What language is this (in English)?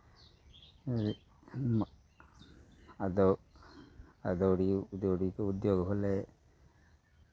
Maithili